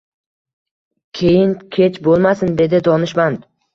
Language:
Uzbek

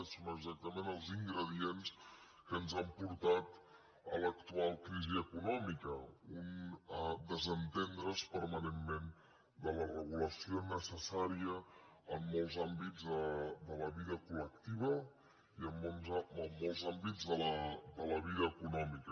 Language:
Catalan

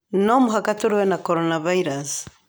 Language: Kikuyu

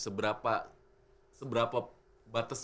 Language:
Indonesian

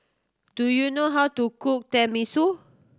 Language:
English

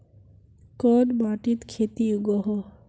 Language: Magahi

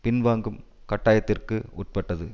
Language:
Tamil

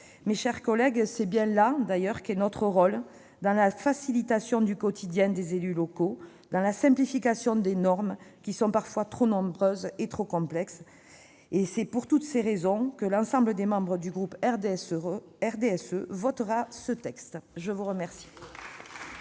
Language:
French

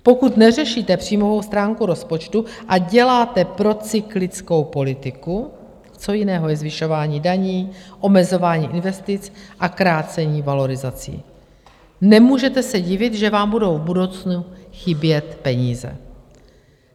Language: Czech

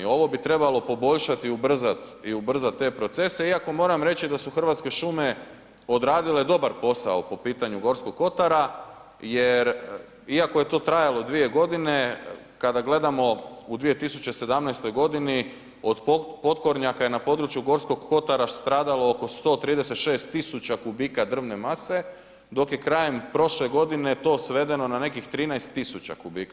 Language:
Croatian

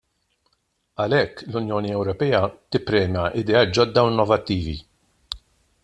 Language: Maltese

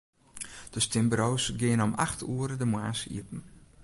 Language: Western Frisian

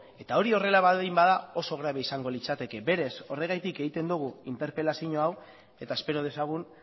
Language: Basque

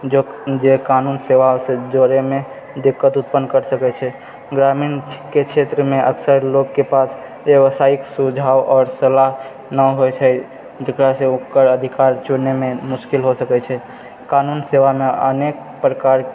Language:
Maithili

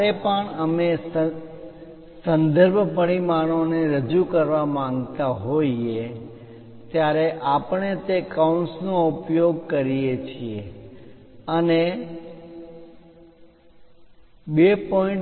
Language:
Gujarati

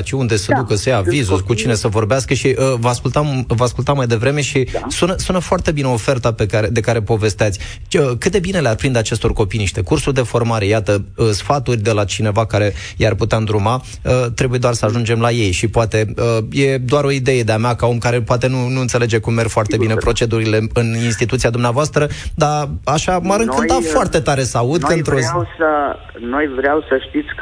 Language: Romanian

